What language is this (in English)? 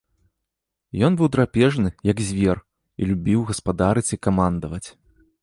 Belarusian